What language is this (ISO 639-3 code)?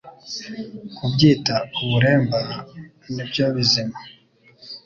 kin